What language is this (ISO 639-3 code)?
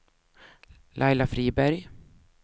swe